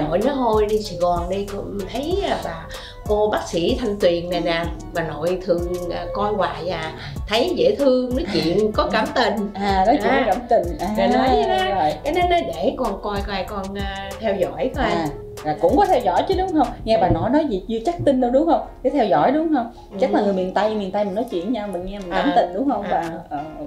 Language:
Vietnamese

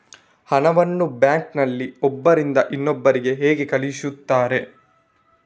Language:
Kannada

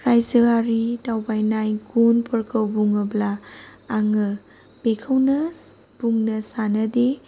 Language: Bodo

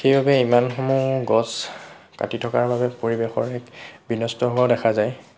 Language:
Assamese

